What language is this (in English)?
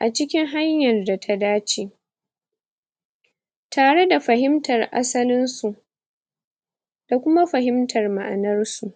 Hausa